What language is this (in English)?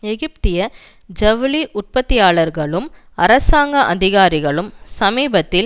Tamil